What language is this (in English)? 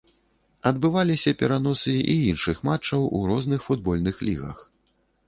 Belarusian